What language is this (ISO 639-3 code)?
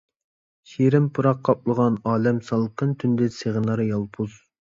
uig